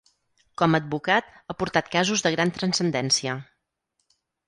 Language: Catalan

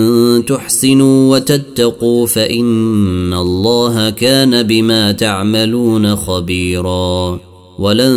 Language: Arabic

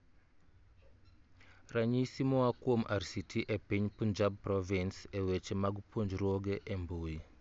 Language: Luo (Kenya and Tanzania)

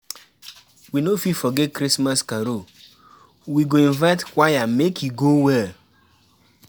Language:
Nigerian Pidgin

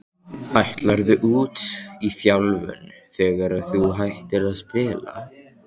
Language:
Icelandic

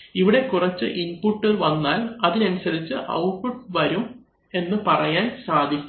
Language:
Malayalam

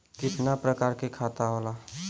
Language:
Bhojpuri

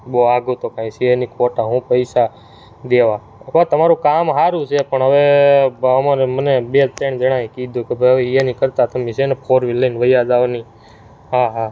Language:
Gujarati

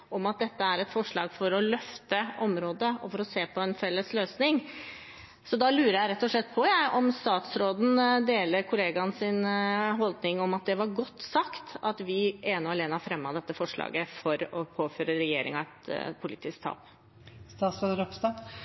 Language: Norwegian Bokmål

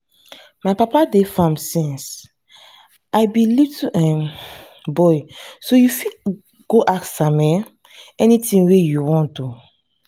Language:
Nigerian Pidgin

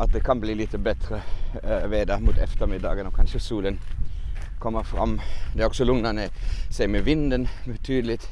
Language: Swedish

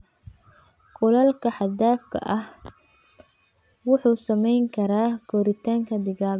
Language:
Somali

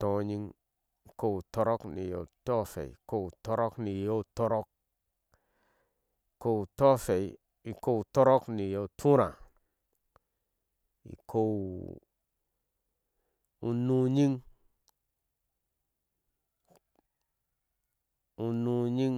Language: Ashe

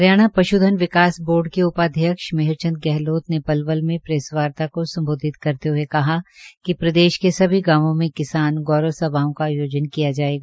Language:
Hindi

